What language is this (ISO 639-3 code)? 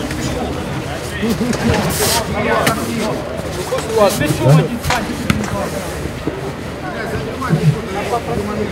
rus